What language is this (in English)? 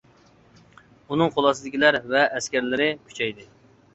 Uyghur